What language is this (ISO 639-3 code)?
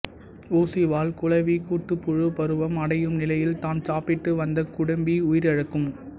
tam